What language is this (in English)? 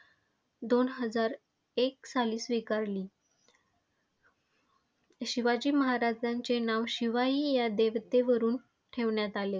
Marathi